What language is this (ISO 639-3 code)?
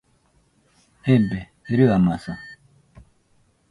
hux